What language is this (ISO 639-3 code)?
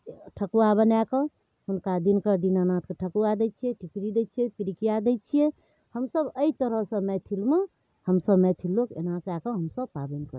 mai